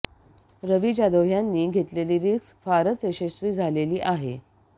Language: Marathi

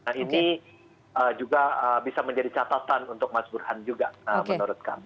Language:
Indonesian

